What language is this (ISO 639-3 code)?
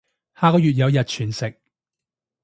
yue